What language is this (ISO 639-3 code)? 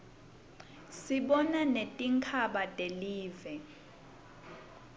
ssw